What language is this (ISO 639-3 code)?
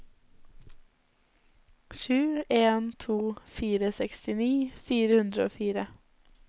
nor